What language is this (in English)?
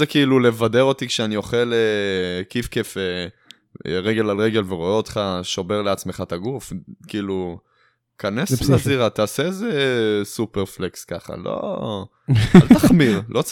Hebrew